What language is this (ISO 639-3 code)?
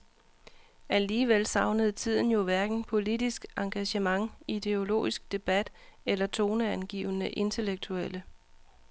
dan